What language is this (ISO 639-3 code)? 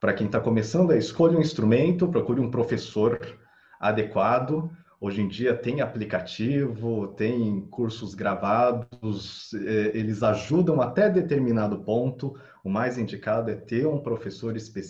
por